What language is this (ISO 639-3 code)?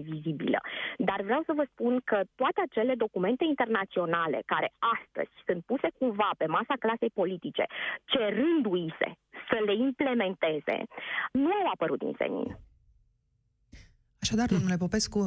ron